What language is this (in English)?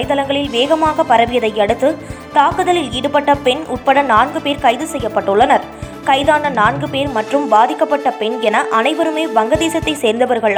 Tamil